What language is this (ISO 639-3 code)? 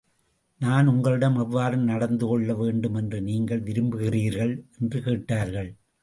tam